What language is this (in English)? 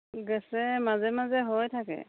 Assamese